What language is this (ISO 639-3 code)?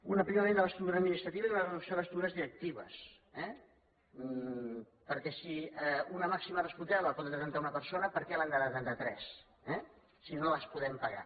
cat